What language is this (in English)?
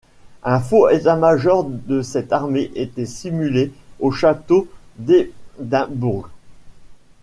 French